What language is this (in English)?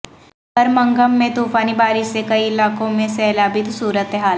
Urdu